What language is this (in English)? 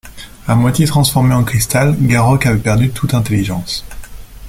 French